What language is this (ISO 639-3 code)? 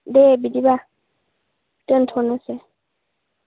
brx